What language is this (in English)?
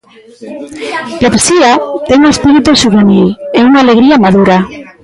Galician